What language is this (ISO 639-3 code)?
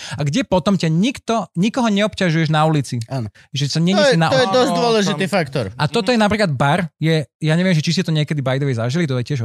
slk